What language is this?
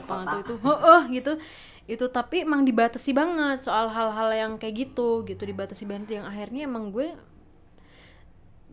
Indonesian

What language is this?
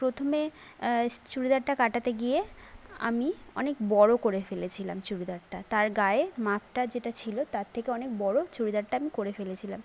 Bangla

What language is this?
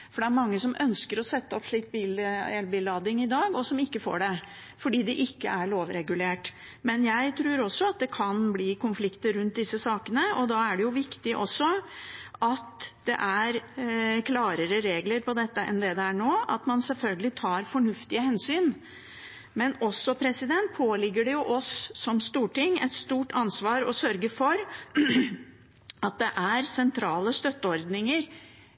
Norwegian Bokmål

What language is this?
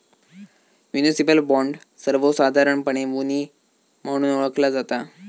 Marathi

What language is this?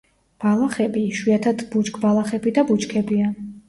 Georgian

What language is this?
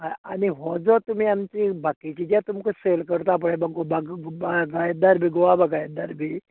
Konkani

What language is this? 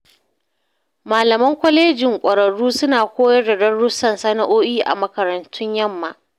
Hausa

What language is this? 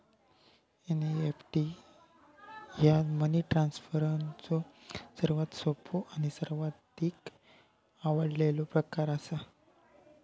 Marathi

